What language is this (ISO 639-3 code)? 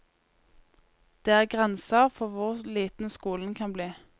nor